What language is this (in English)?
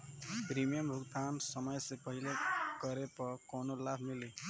Bhojpuri